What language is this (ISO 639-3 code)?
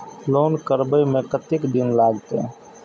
mai